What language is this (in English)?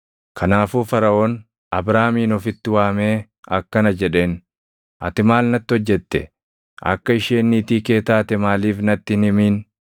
Oromo